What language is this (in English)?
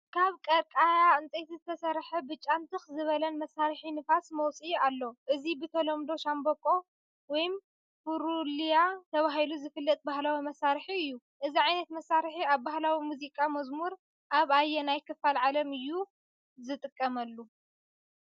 Tigrinya